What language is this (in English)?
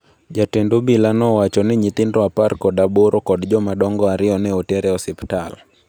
Luo (Kenya and Tanzania)